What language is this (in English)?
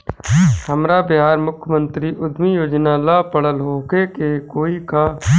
Bhojpuri